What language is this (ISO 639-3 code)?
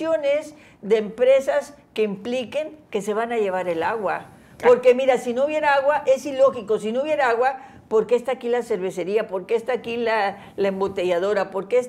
spa